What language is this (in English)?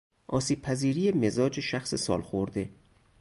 Persian